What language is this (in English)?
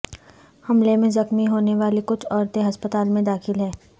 Urdu